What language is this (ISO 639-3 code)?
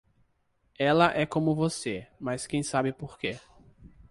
por